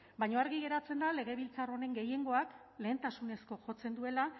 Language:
Basque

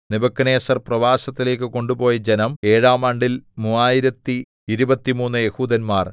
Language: Malayalam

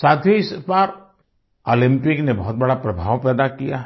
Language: Hindi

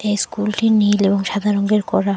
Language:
Bangla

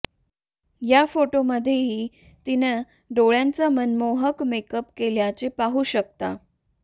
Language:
Marathi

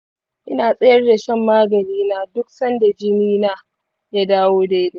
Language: Hausa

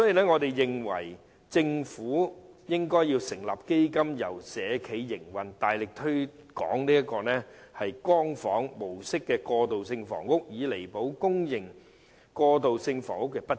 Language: Cantonese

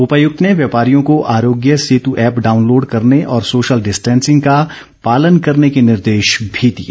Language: Hindi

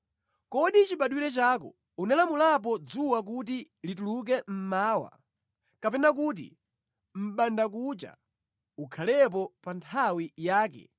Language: Nyanja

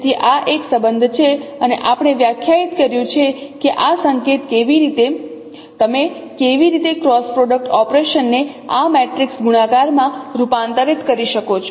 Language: Gujarati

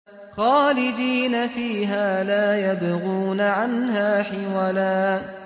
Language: Arabic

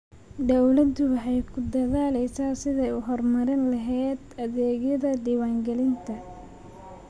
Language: Somali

